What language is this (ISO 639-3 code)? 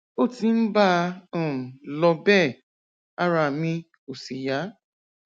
yor